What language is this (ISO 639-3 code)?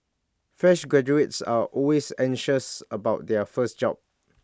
eng